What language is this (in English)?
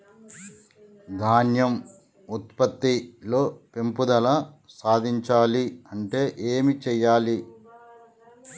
Telugu